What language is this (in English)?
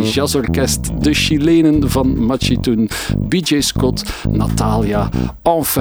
Dutch